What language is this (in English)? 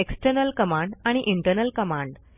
Marathi